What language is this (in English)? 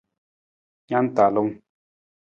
Nawdm